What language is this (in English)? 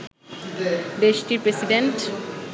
Bangla